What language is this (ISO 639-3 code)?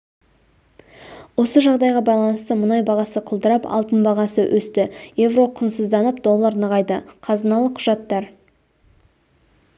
kaz